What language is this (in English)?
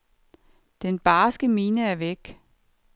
Danish